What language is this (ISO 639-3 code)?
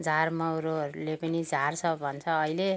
nep